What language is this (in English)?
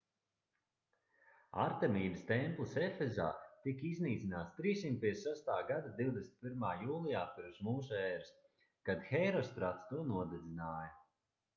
Latvian